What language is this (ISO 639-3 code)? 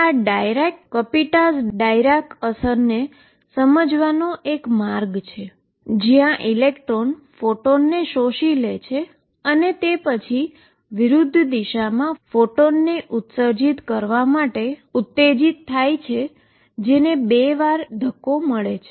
guj